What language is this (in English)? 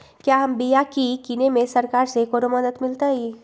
Magahi